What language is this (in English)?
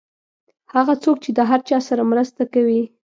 Pashto